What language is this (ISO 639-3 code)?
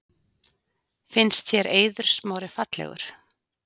isl